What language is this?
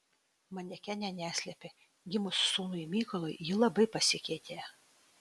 Lithuanian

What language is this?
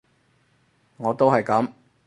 Cantonese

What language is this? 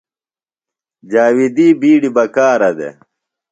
Phalura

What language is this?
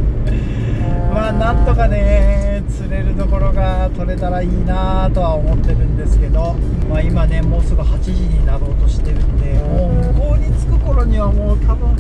Japanese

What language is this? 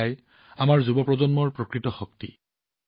Assamese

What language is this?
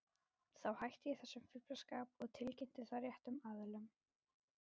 Icelandic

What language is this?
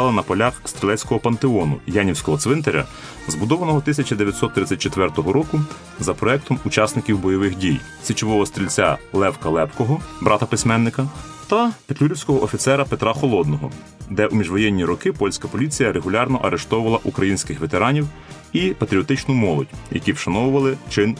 Ukrainian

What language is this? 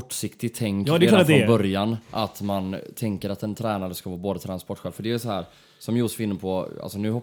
Swedish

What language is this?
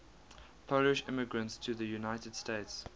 English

